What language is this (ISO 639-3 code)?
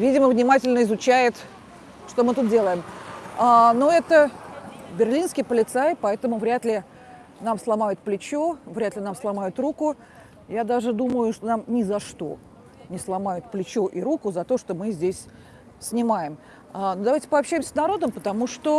rus